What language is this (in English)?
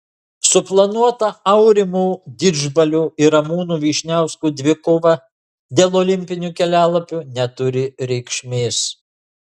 Lithuanian